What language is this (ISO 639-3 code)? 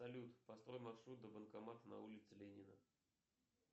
rus